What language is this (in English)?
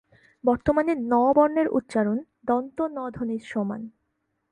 Bangla